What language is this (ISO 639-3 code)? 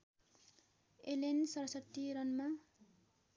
nep